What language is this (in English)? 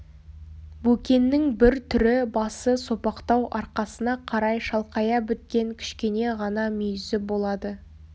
Kazakh